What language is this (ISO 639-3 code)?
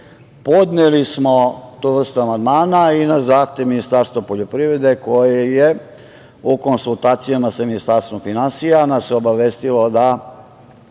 srp